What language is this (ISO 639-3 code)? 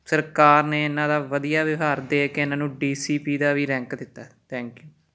pan